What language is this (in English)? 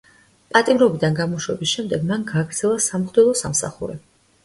Georgian